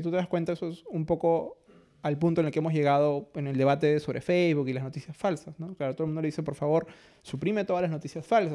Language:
Spanish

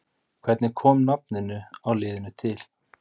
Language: Icelandic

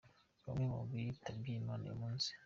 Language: Kinyarwanda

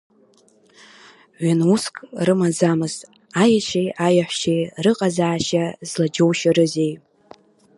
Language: Abkhazian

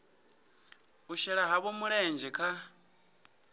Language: Venda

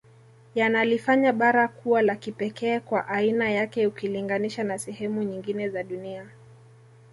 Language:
Swahili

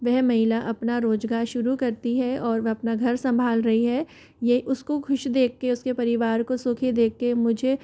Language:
Hindi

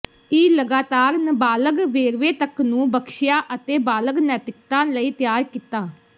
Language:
Punjabi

